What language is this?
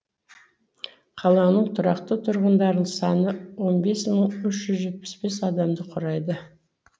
Kazakh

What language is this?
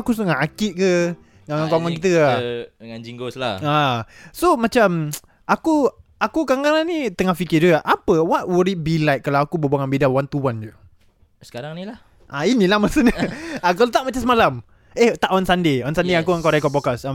Malay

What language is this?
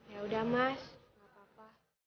Indonesian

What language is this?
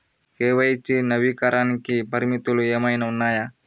Telugu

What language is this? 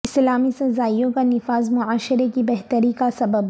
Urdu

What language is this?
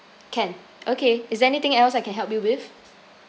English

